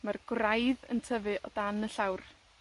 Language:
Welsh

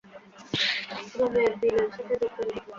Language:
Bangla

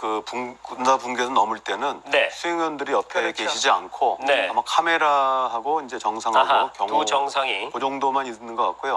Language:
Korean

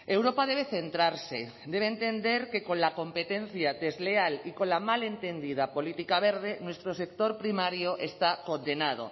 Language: Spanish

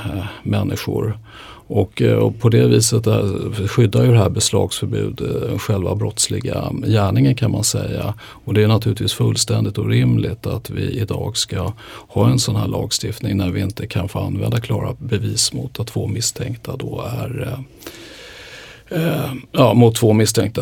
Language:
Swedish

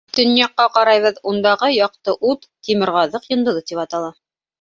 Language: Bashkir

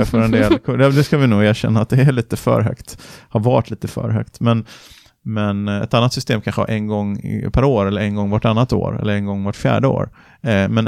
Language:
Swedish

